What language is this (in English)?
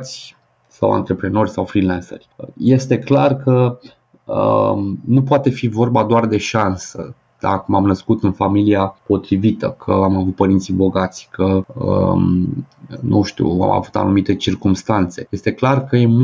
Romanian